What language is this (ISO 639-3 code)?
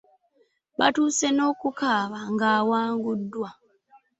lug